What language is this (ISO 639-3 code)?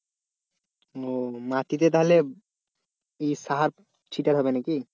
ben